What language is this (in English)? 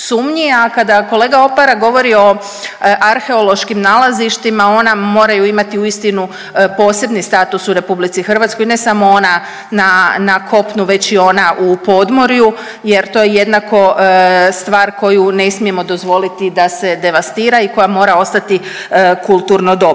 Croatian